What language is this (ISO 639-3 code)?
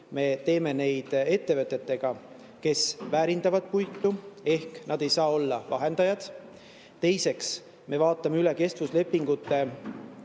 est